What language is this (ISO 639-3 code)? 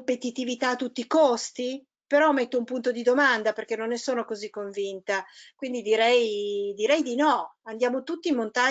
ita